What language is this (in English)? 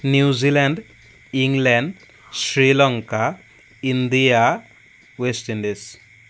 Assamese